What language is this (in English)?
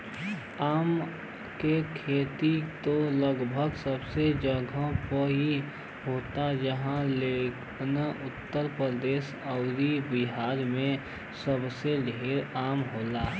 Bhojpuri